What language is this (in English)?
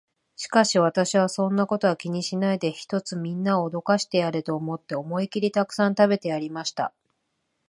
Japanese